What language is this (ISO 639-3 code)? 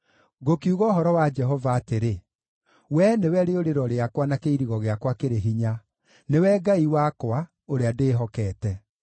kik